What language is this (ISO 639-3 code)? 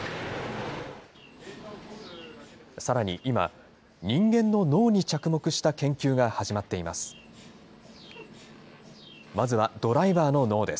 jpn